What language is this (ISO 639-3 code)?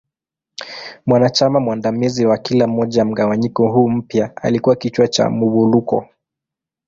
swa